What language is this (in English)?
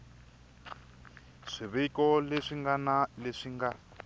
Tsonga